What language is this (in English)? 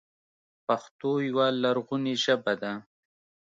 Pashto